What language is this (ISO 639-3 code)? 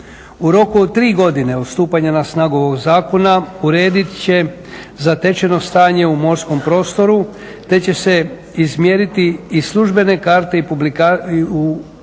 hrv